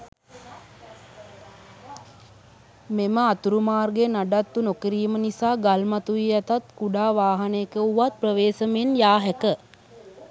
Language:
Sinhala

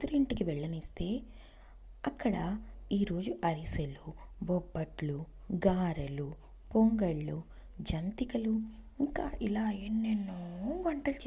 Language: Telugu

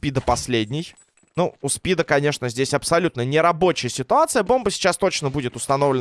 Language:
Russian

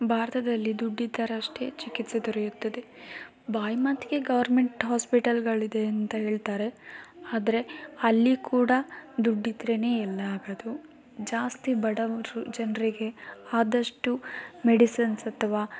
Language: Kannada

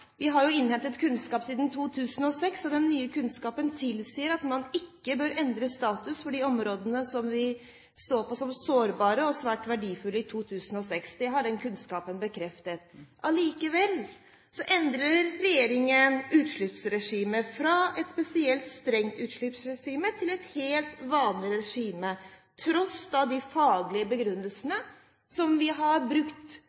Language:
Norwegian Bokmål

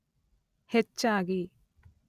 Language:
Kannada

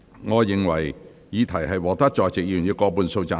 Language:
Cantonese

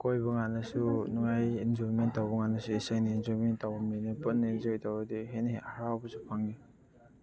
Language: Manipuri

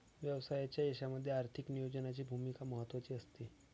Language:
Marathi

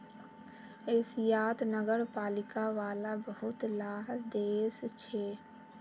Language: Magahi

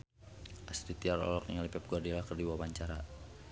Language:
Sundanese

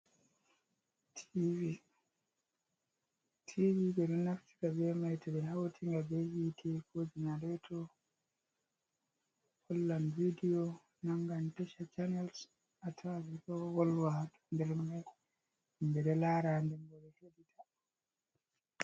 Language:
Fula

